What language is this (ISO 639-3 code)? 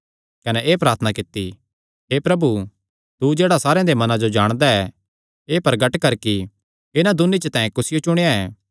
xnr